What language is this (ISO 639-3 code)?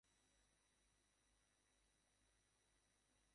ben